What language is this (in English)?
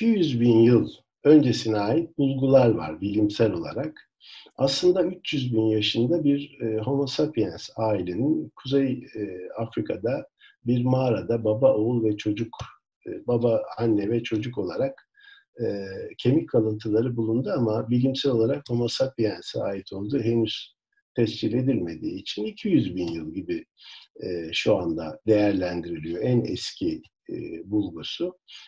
Turkish